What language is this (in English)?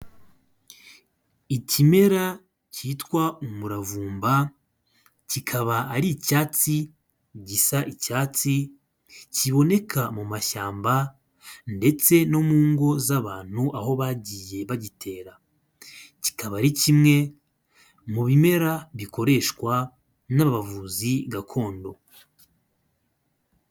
Kinyarwanda